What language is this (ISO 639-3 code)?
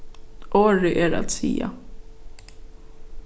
fao